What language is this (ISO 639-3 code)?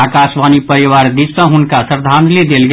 mai